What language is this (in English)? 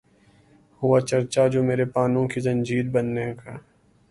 Urdu